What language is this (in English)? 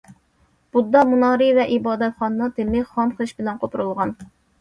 Uyghur